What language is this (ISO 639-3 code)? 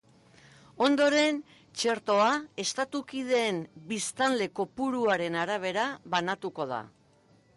eus